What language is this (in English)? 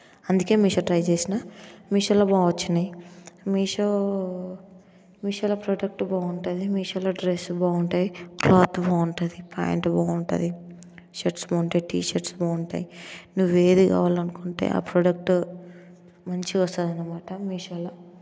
Telugu